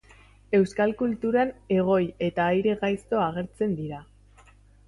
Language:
Basque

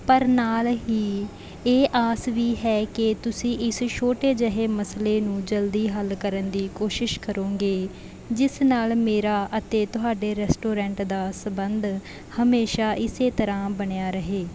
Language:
Punjabi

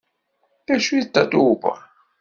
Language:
Kabyle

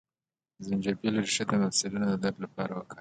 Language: Pashto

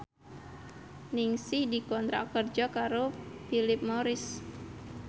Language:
Javanese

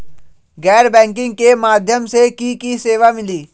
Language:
Magahi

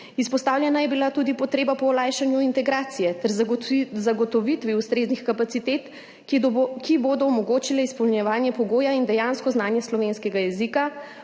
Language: Slovenian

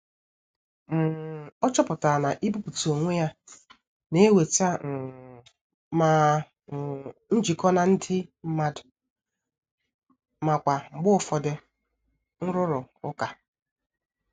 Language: Igbo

